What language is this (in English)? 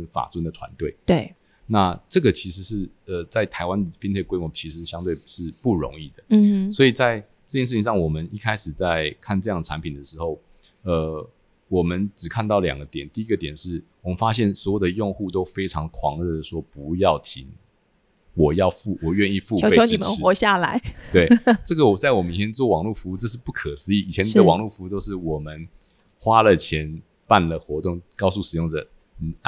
Chinese